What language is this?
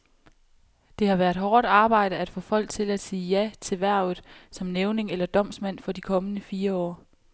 Danish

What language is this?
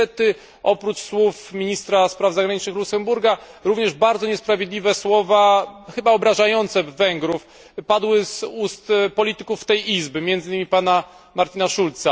Polish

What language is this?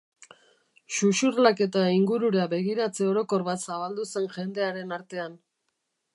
Basque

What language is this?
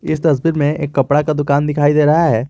Hindi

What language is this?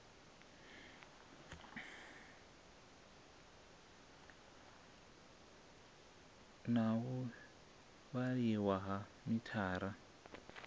Venda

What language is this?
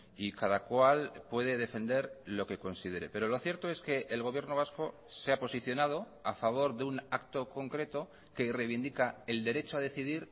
Spanish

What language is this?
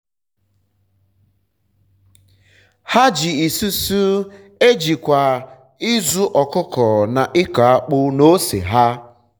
Igbo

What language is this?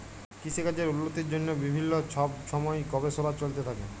Bangla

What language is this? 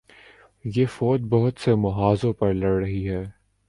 Urdu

